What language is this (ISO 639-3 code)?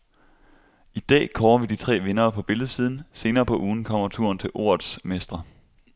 dan